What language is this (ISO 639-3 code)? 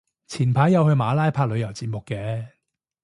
yue